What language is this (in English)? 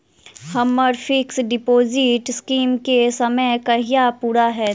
Maithili